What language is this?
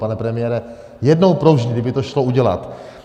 Czech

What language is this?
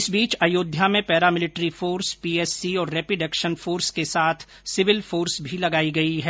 Hindi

